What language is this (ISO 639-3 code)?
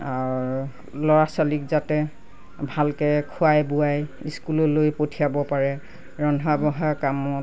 asm